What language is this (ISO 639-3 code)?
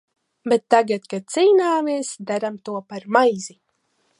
lav